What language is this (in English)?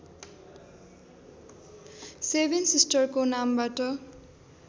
Nepali